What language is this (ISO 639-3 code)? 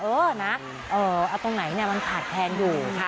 tha